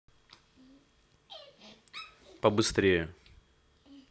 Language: Russian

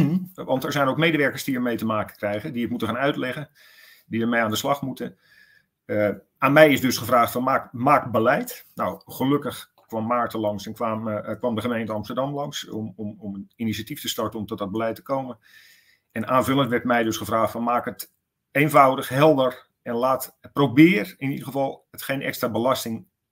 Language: Dutch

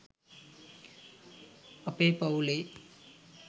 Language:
Sinhala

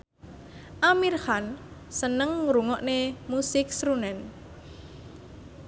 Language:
Javanese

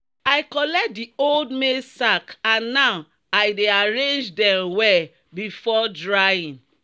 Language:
Nigerian Pidgin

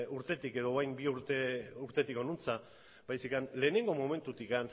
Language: Basque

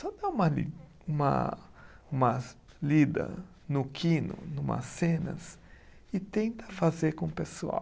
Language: Portuguese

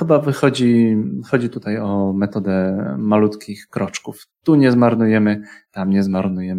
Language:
Polish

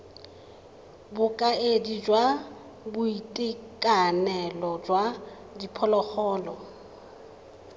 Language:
Tswana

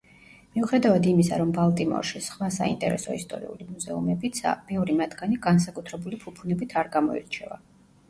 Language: Georgian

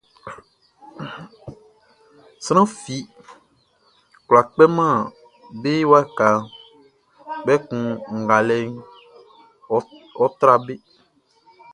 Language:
Baoulé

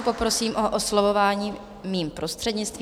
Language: Czech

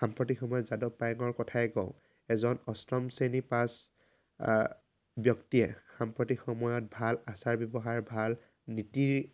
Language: Assamese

